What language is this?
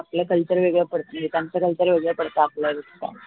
Marathi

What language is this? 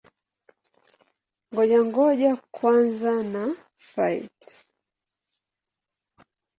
Swahili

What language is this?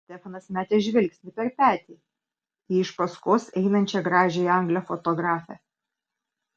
Lithuanian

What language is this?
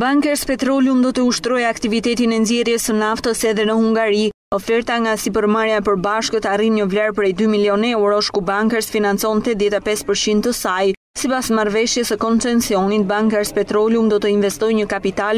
Romanian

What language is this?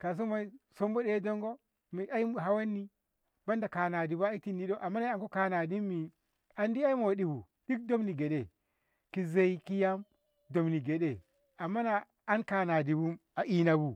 Ngamo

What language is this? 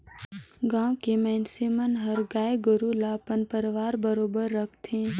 Chhattisgarhi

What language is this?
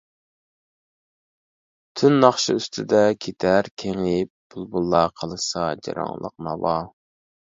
Uyghur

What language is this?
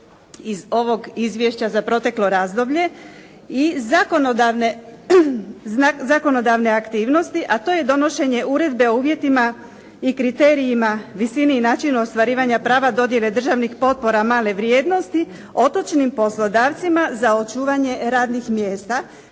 Croatian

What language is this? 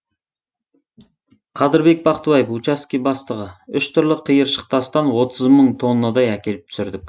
Kazakh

